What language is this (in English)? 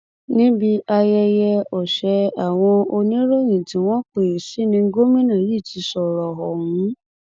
Yoruba